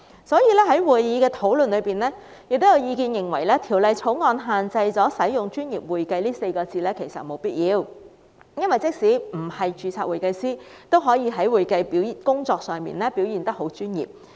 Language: Cantonese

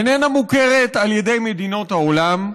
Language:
Hebrew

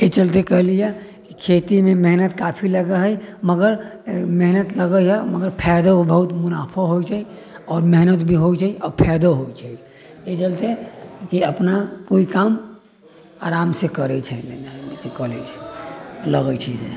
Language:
Maithili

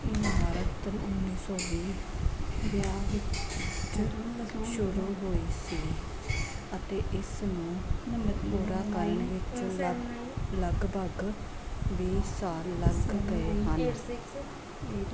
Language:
Punjabi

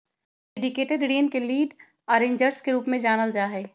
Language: Magahi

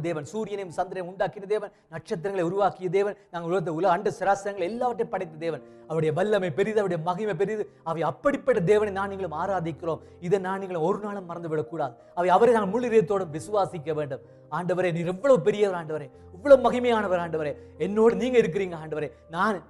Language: Tamil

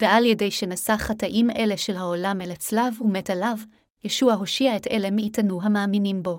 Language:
Hebrew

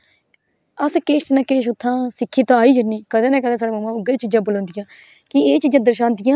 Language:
Dogri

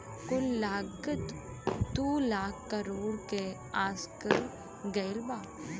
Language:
Bhojpuri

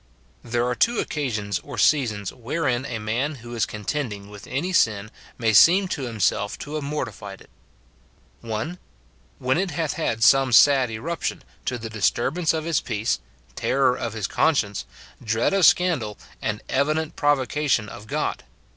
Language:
English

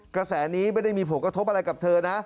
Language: Thai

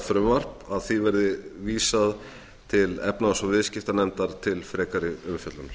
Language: Icelandic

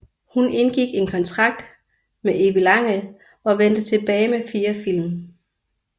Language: Danish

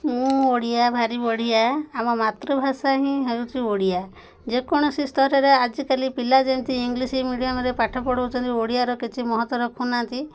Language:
Odia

